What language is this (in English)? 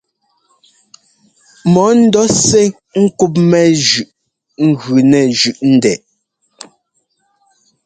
Ngomba